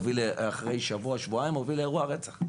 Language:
Hebrew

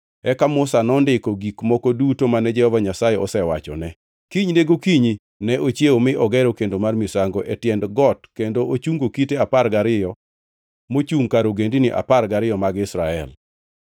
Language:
Luo (Kenya and Tanzania)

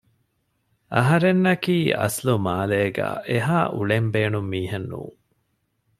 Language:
Divehi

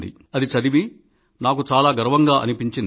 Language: Telugu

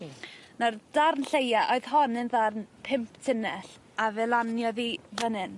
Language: Welsh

